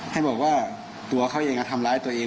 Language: Thai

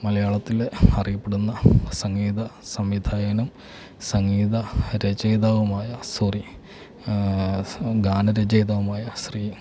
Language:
Malayalam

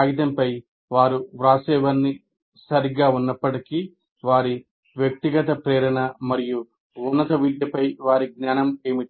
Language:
Telugu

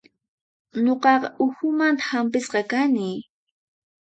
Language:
Puno Quechua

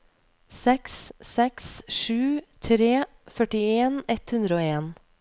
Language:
Norwegian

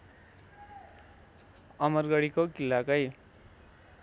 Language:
Nepali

